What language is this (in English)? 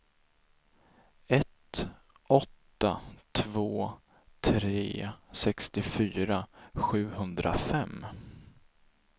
Swedish